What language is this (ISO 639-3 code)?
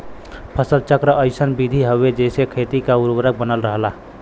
bho